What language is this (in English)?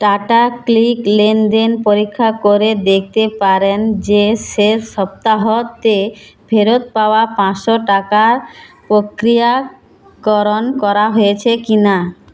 Bangla